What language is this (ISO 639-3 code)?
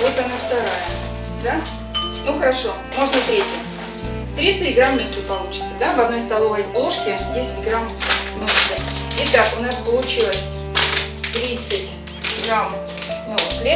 rus